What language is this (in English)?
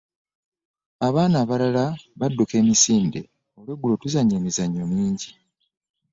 Ganda